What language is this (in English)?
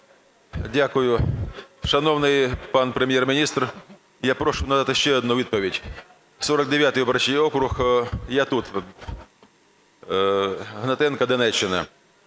Ukrainian